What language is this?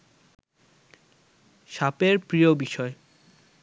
Bangla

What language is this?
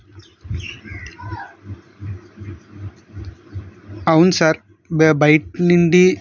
Telugu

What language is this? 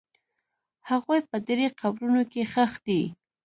Pashto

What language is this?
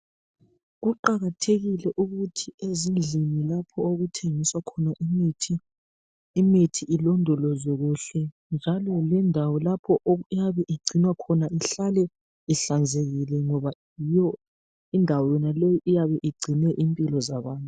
North Ndebele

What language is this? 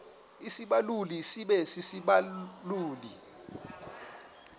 Xhosa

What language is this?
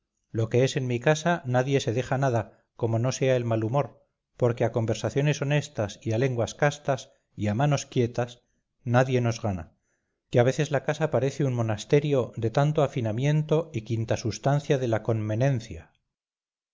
Spanish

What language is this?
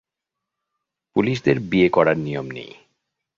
Bangla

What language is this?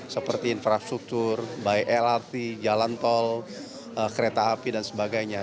Indonesian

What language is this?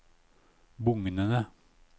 Norwegian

